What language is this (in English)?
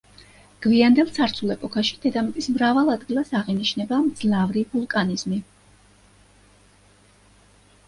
Georgian